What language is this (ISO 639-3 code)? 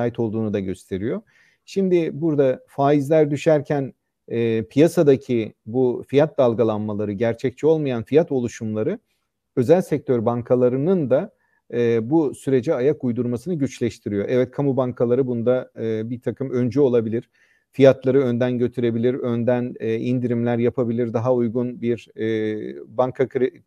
tur